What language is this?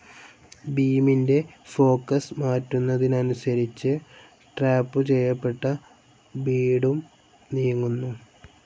Malayalam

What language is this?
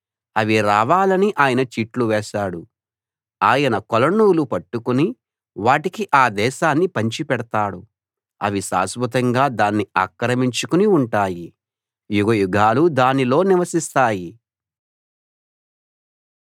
Telugu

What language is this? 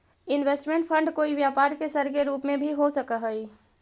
Magahi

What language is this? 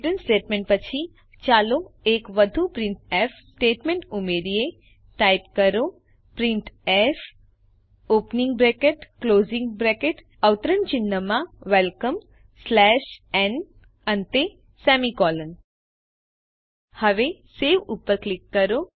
Gujarati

